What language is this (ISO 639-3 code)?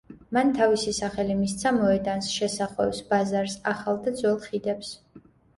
kat